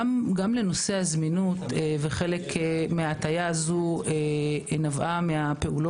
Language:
Hebrew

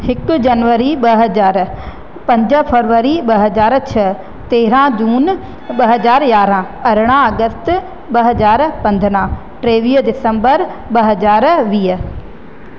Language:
Sindhi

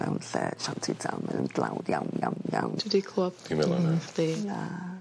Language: Welsh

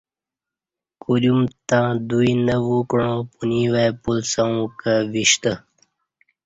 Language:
Kati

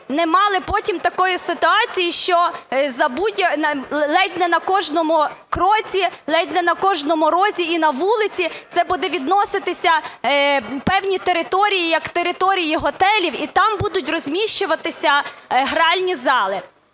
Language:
Ukrainian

